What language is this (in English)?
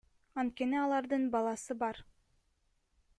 Kyrgyz